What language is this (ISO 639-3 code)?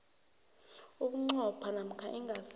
nbl